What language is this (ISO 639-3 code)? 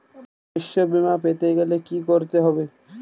ben